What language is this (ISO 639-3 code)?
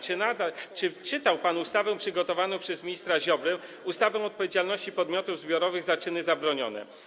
pol